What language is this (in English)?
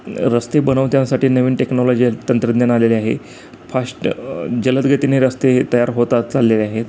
Marathi